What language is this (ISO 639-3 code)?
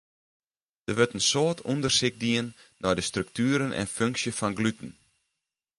fry